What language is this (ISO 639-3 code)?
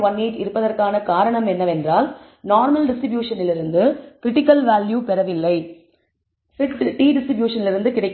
tam